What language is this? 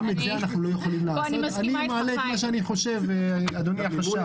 Hebrew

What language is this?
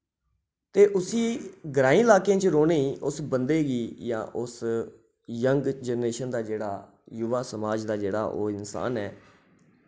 Dogri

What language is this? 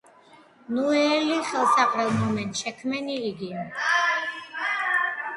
Georgian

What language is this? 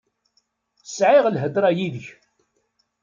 Kabyle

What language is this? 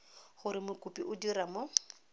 Tswana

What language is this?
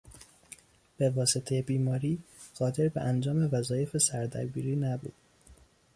Persian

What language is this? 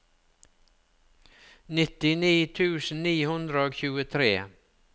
Norwegian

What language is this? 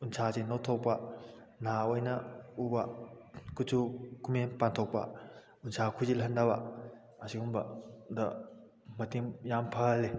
Manipuri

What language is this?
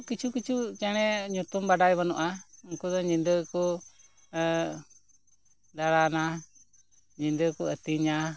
Santali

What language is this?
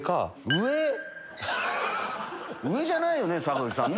Japanese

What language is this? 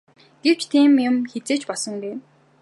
Mongolian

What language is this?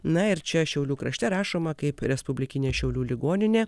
Lithuanian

